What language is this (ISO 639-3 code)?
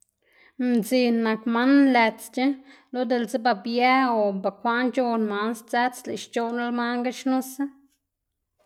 ztg